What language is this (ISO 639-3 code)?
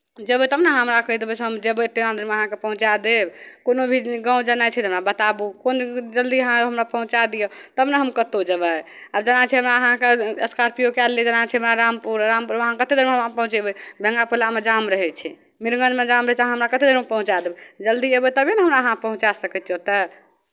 mai